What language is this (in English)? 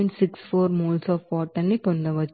Telugu